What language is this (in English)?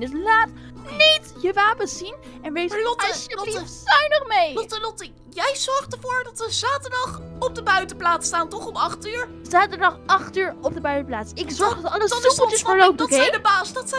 Dutch